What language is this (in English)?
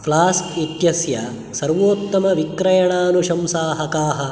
Sanskrit